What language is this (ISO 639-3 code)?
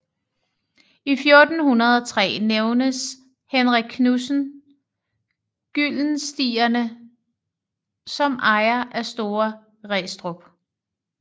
dan